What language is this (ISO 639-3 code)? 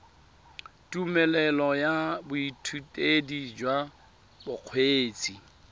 tsn